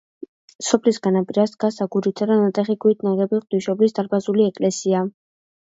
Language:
Georgian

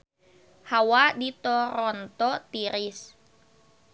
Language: Sundanese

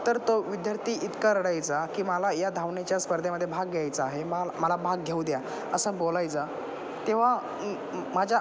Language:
Marathi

